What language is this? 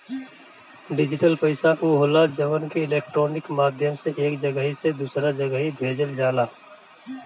Bhojpuri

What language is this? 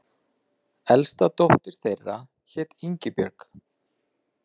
Icelandic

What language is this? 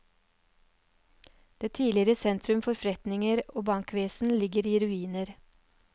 Norwegian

